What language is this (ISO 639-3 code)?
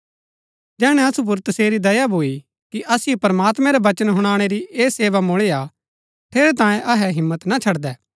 gbk